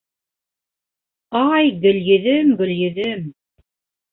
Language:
Bashkir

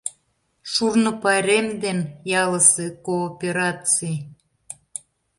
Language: Mari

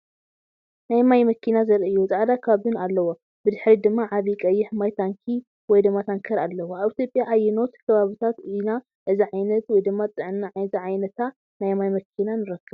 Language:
Tigrinya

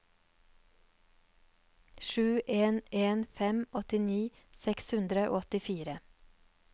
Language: Norwegian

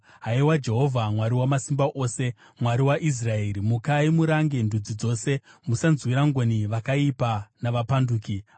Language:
Shona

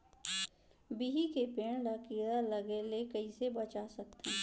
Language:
Chhattisgarhi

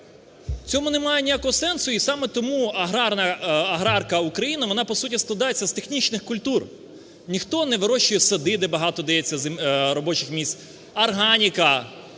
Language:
Ukrainian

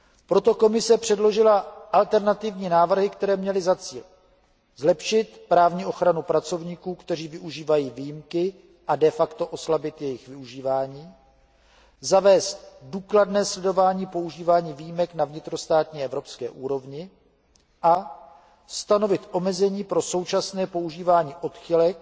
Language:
Czech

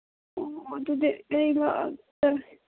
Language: Manipuri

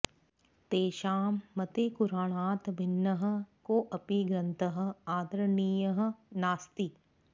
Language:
Sanskrit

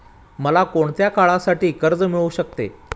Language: Marathi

